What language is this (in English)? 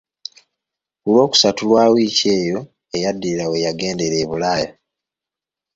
Ganda